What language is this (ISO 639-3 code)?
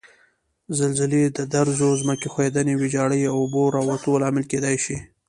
pus